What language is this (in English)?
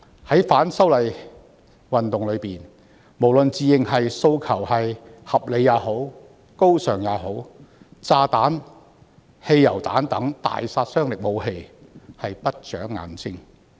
Cantonese